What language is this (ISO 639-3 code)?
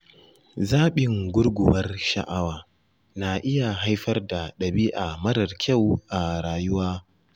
hau